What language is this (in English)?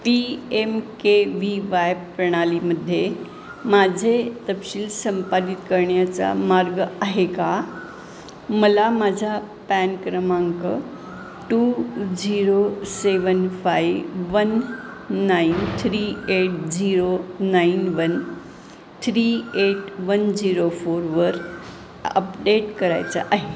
Marathi